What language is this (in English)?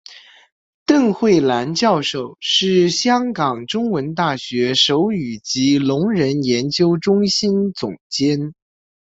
Chinese